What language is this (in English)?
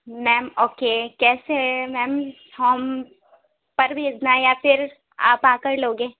Urdu